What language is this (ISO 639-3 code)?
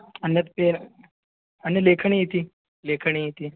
san